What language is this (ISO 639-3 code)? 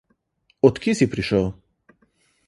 slv